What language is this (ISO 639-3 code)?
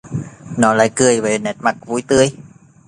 vie